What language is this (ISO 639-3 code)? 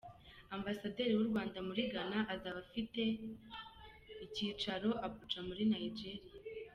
kin